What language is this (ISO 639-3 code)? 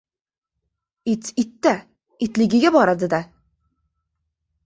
uzb